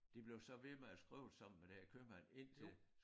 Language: Danish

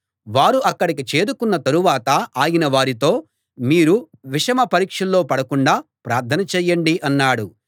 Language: Telugu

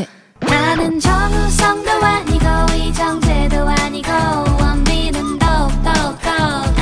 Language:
Korean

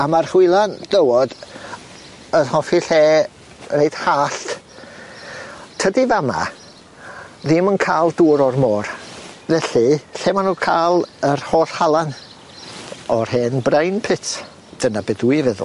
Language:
Welsh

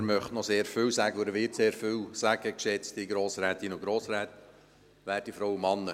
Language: Swiss German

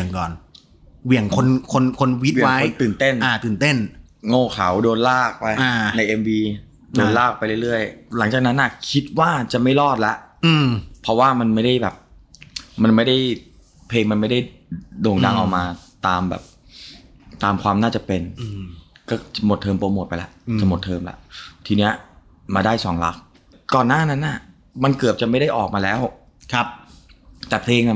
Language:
Thai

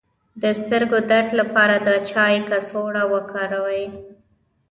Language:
Pashto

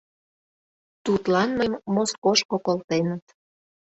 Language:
Mari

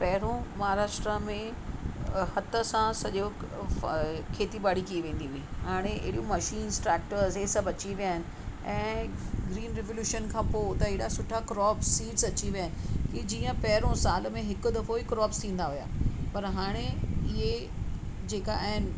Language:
Sindhi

